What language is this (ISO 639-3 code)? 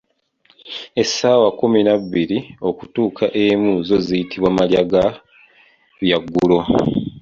lug